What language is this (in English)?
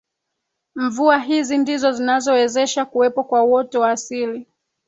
Swahili